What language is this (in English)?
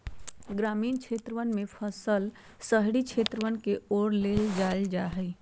Magahi